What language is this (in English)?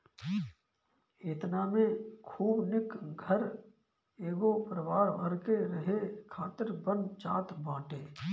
Bhojpuri